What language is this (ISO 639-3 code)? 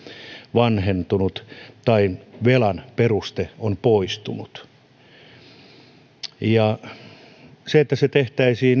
fin